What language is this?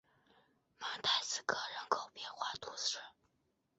Chinese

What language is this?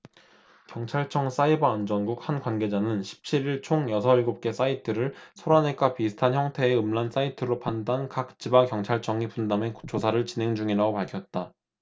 Korean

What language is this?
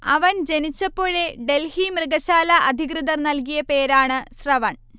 Malayalam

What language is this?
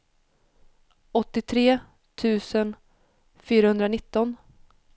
Swedish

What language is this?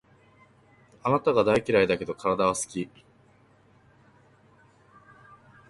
Japanese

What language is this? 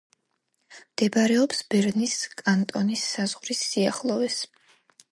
Georgian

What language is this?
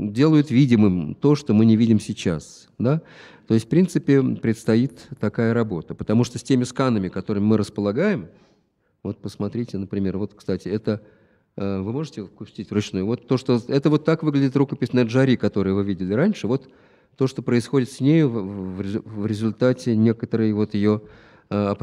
Russian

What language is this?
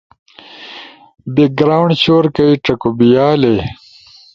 Ushojo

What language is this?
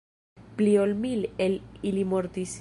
Esperanto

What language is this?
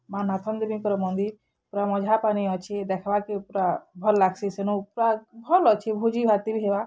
Odia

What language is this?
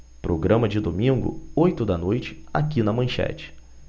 Portuguese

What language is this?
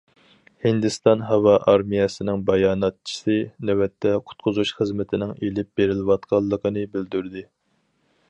Uyghur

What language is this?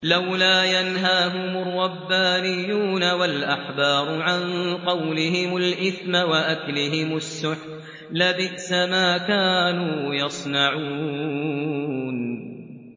Arabic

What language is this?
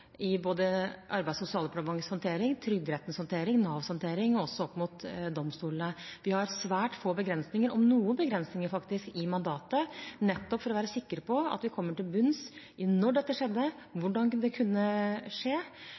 Norwegian Bokmål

